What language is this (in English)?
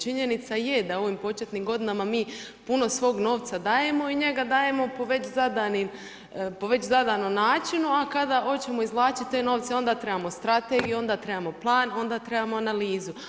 Croatian